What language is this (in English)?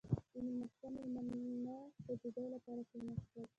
Pashto